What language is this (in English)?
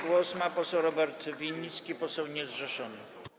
Polish